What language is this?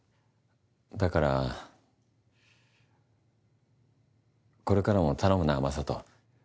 Japanese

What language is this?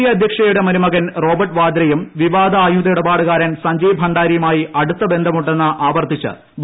Malayalam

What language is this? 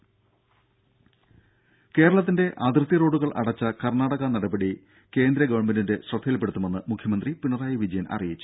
Malayalam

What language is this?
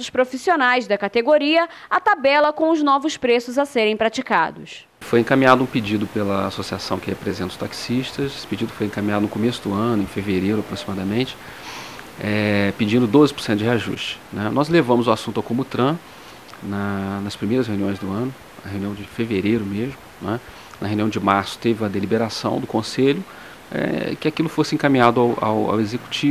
Portuguese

